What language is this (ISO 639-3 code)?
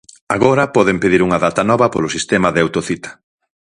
glg